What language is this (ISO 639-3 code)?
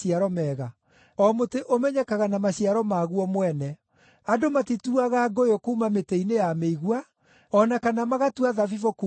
kik